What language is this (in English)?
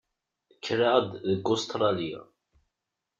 Kabyle